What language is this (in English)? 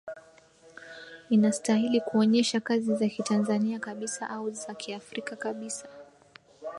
Swahili